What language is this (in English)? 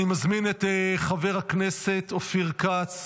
Hebrew